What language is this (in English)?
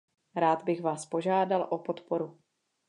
Czech